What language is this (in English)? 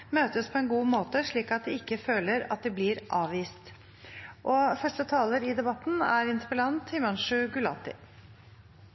Norwegian Bokmål